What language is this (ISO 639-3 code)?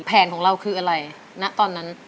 tha